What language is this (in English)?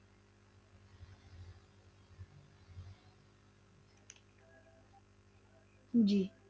Punjabi